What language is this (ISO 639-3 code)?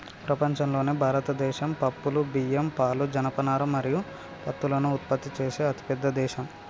tel